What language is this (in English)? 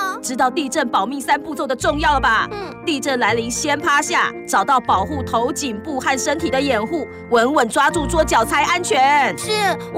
Chinese